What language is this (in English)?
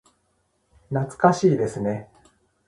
Japanese